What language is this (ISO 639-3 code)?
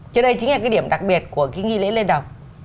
vie